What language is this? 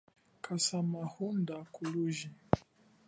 Chokwe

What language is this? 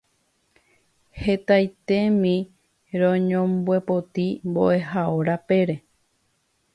Guarani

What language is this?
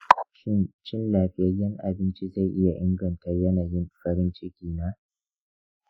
Hausa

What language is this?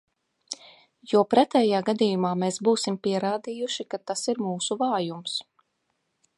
Latvian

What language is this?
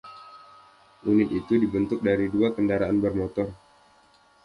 Indonesian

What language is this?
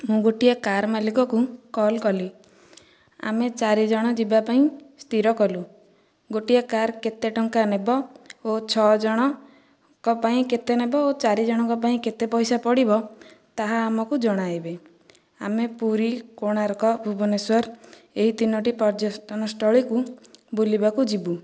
Odia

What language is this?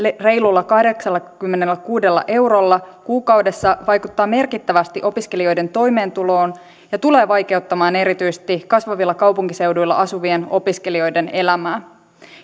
Finnish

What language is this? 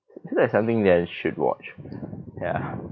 English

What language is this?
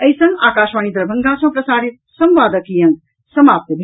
Maithili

